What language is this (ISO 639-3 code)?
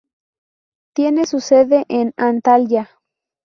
spa